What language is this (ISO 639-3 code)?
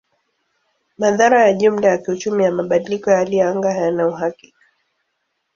swa